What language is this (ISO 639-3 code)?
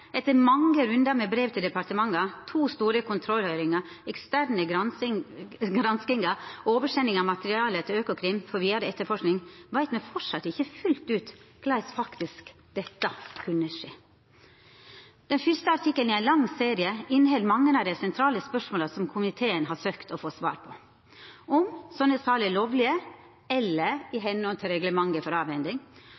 nno